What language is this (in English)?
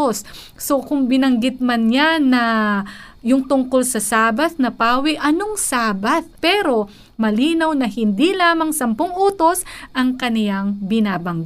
Filipino